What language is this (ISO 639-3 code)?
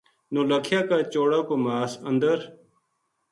gju